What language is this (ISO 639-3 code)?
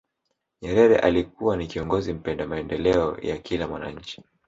swa